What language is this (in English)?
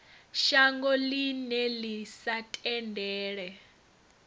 Venda